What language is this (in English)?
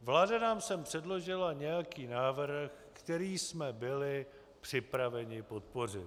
Czech